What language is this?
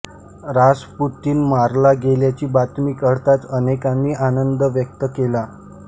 Marathi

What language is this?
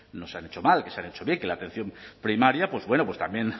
Spanish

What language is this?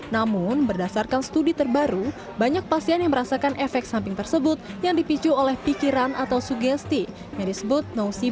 Indonesian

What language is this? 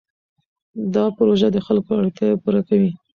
Pashto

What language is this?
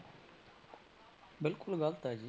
Punjabi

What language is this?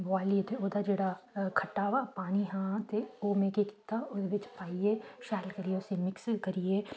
Dogri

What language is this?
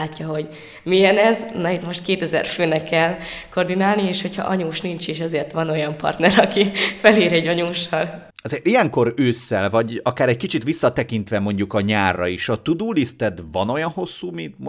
Hungarian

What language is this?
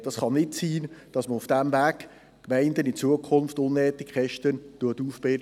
Swiss German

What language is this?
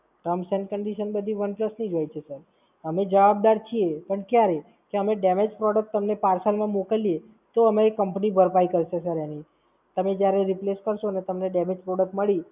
Gujarati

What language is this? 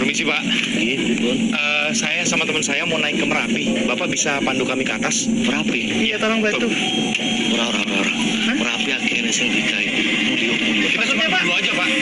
Indonesian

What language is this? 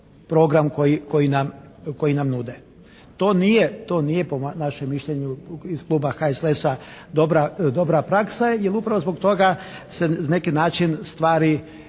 Croatian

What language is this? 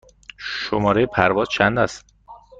Persian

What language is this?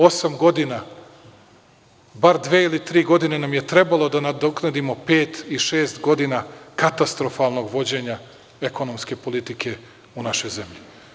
Serbian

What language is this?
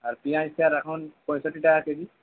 Bangla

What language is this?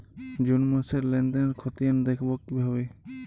Bangla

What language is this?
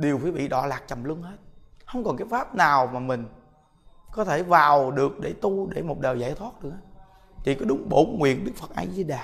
Vietnamese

